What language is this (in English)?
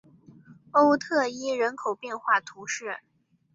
Chinese